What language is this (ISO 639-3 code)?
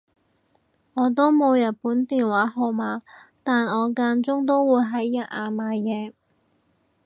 yue